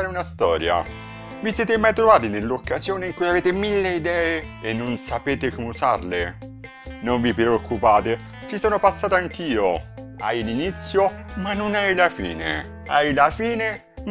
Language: Italian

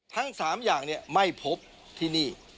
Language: Thai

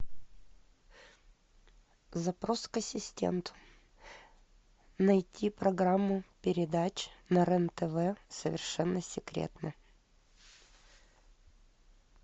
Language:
Russian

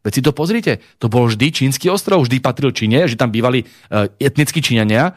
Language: Slovak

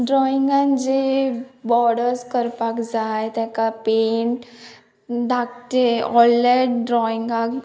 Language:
Konkani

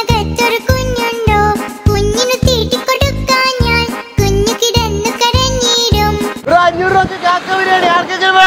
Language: Malayalam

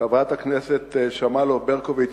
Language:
Hebrew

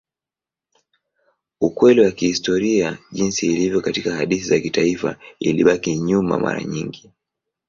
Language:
Swahili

